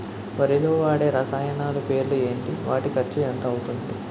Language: Telugu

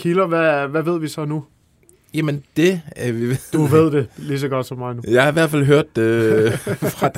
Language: Danish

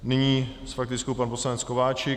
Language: Czech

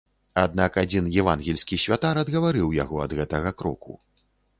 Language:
Belarusian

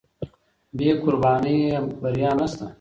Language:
Pashto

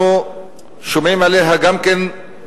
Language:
Hebrew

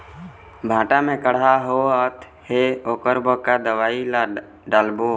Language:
Chhattisgarhi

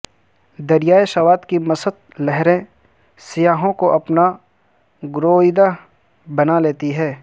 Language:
Urdu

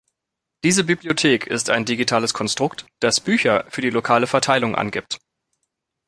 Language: German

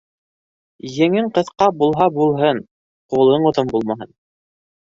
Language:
Bashkir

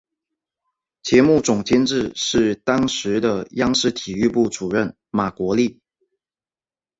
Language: Chinese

